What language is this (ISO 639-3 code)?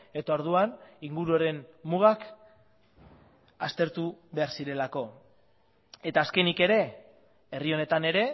eus